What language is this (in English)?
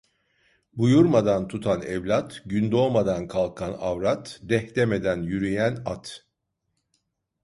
Turkish